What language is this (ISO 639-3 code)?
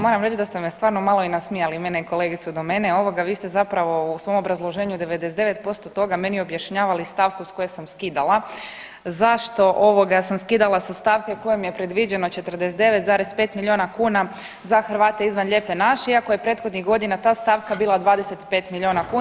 hrv